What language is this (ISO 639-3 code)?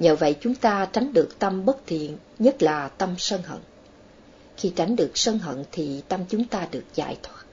vie